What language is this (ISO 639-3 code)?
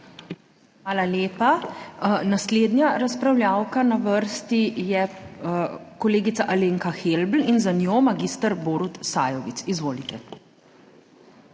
slv